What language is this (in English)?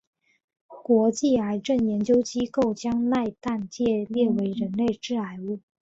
Chinese